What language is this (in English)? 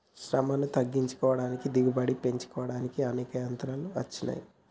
Telugu